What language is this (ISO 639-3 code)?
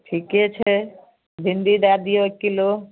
mai